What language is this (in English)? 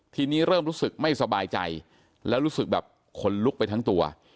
Thai